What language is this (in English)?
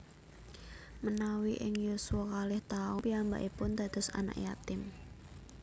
Javanese